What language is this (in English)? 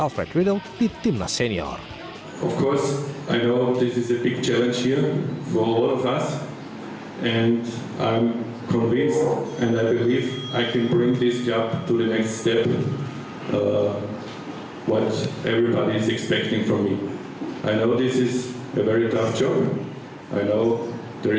Indonesian